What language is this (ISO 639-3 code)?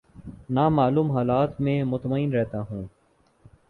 urd